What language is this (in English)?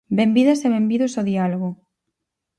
Galician